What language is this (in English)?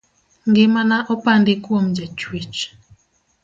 Luo (Kenya and Tanzania)